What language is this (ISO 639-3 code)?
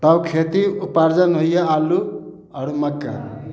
mai